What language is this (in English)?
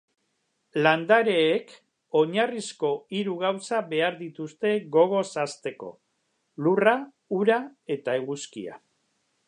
Basque